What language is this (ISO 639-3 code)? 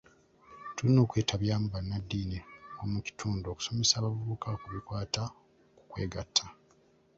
lug